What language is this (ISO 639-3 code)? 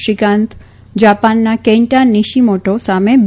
guj